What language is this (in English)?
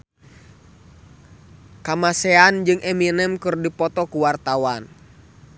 Sundanese